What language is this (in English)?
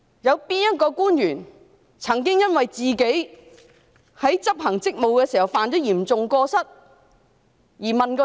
Cantonese